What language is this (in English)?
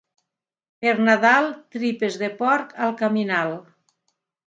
Catalan